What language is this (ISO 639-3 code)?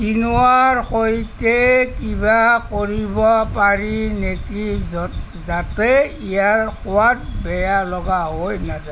asm